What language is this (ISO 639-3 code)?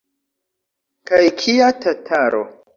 epo